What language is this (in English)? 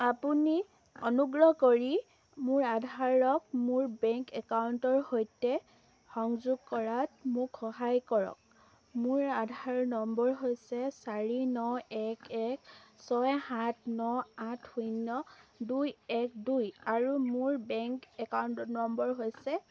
Assamese